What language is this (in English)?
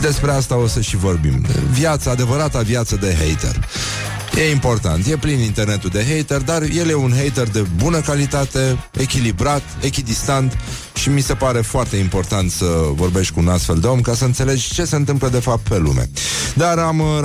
Romanian